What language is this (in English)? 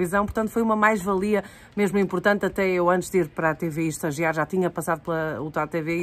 Portuguese